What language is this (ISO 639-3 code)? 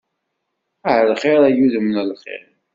kab